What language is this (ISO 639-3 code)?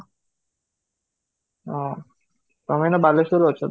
ori